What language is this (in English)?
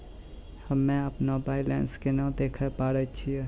Maithili